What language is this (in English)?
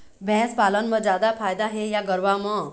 Chhattisgarhi